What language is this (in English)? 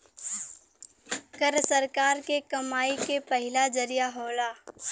Bhojpuri